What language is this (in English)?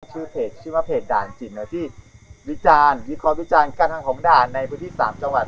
Thai